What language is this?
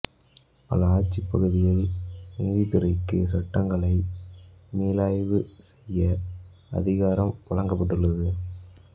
Tamil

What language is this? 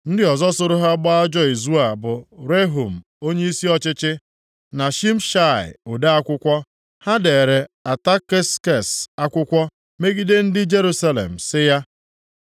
Igbo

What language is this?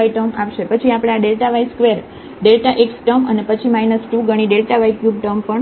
Gujarati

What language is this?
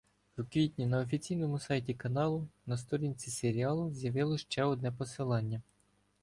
Ukrainian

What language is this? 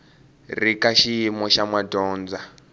Tsonga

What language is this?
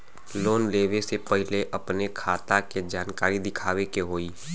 Bhojpuri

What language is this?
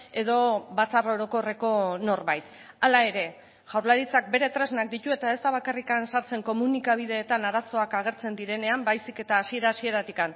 Basque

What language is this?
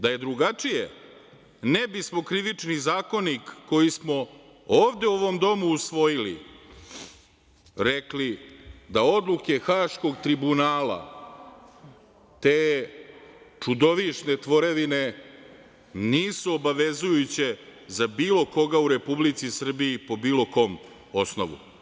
Serbian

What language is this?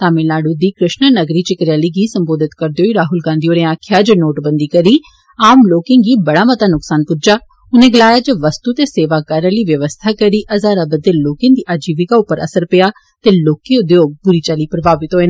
Dogri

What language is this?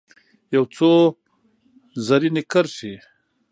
Pashto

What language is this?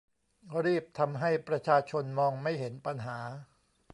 Thai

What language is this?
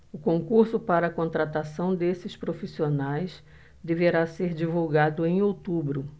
Portuguese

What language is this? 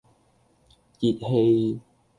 Cantonese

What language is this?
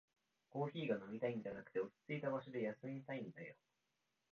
Japanese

